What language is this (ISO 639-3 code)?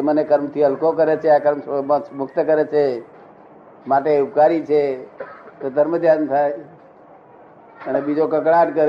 guj